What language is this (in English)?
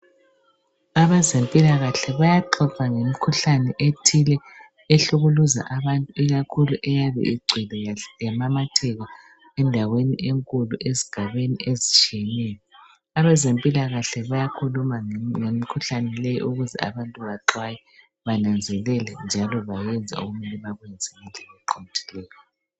North Ndebele